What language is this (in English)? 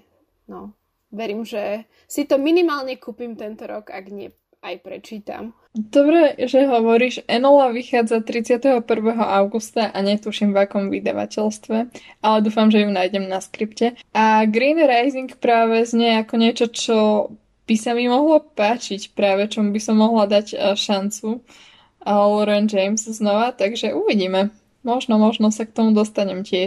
Slovak